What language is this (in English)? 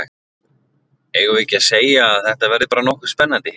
Icelandic